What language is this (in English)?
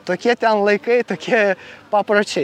Lithuanian